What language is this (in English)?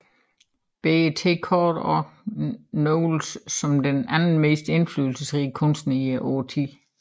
Danish